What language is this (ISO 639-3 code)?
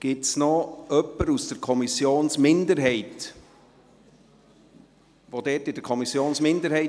gsw